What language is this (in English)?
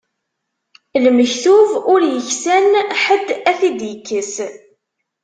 Kabyle